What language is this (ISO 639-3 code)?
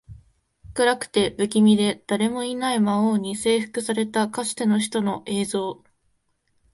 jpn